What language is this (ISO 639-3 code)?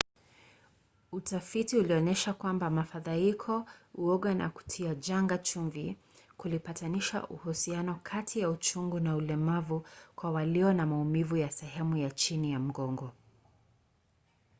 swa